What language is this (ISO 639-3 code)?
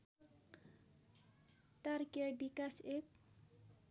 nep